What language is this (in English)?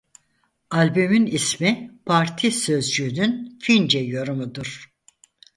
Turkish